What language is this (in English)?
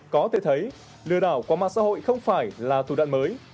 Vietnamese